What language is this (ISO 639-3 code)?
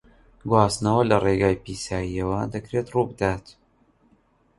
ckb